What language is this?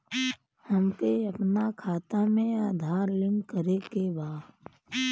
Bhojpuri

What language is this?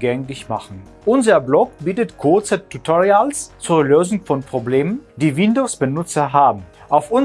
German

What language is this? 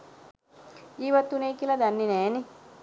Sinhala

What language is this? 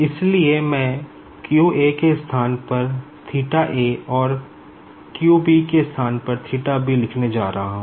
Hindi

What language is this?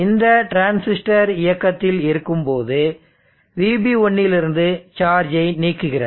Tamil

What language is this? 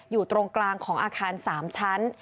Thai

